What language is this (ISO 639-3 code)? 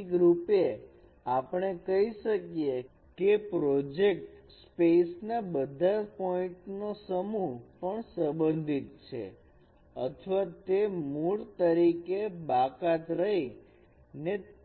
guj